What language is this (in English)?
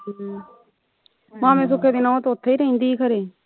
Punjabi